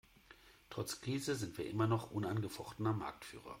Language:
German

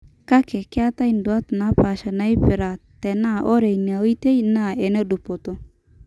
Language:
Masai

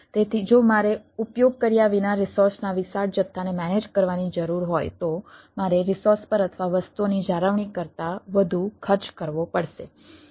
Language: Gujarati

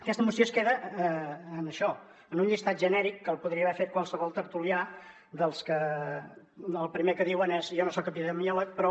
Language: Catalan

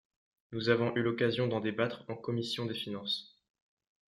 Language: French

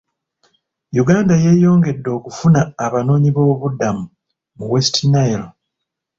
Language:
Ganda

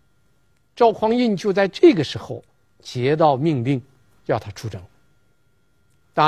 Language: Chinese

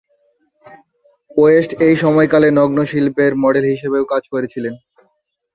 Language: Bangla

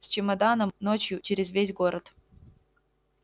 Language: Russian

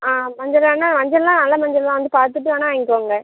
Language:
Tamil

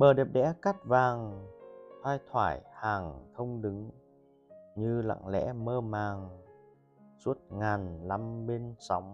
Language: Vietnamese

